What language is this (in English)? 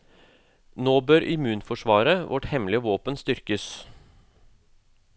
Norwegian